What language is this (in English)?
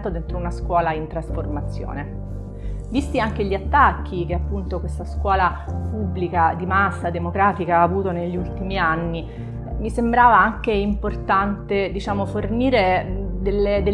Italian